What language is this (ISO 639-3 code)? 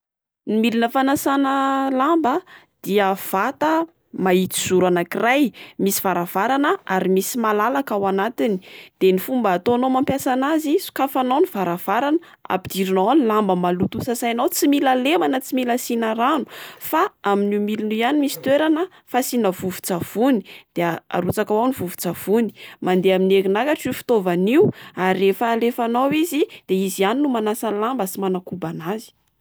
mlg